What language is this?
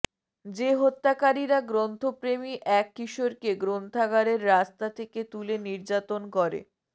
Bangla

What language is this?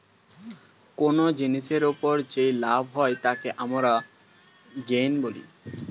Bangla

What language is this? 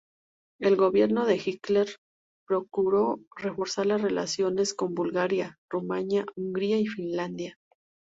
Spanish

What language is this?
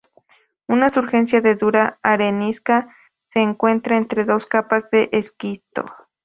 Spanish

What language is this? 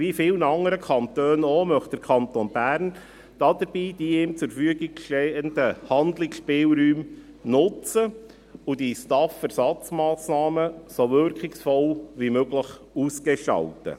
Swiss German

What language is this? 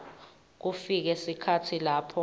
Swati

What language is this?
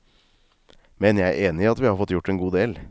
Norwegian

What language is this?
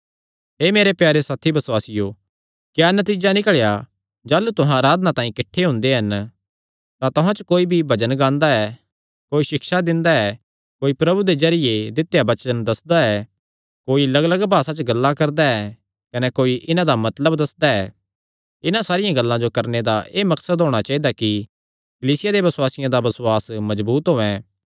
Kangri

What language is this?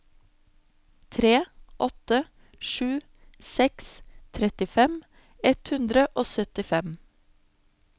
Norwegian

